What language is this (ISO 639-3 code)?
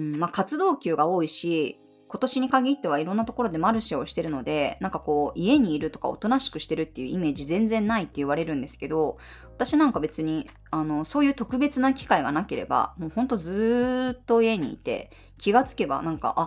jpn